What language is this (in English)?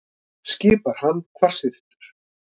Icelandic